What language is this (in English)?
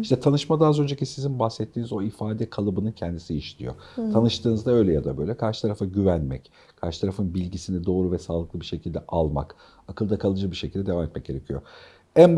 Turkish